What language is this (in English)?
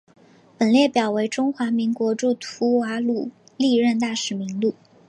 Chinese